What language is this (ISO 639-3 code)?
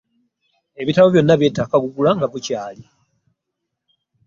lug